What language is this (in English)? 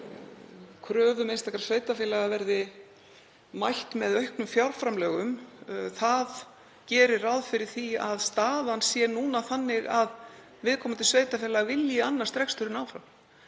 Icelandic